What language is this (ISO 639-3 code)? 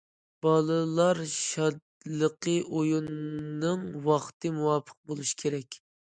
uig